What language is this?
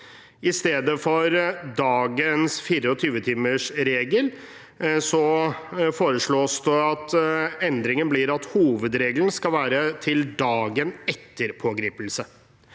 Norwegian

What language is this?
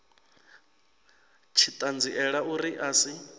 Venda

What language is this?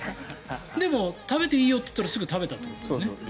Japanese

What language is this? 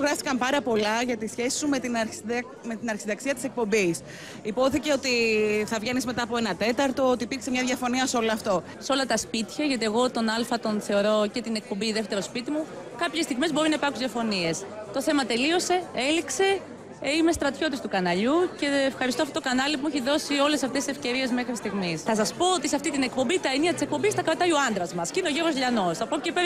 Greek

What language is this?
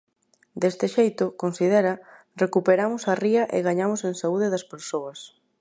Galician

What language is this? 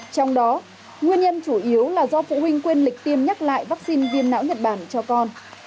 Vietnamese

